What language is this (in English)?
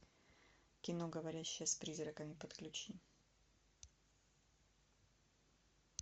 Russian